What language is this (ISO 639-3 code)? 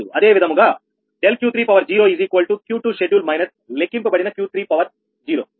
tel